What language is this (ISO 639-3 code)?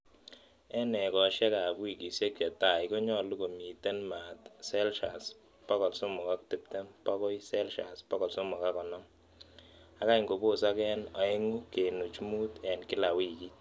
kln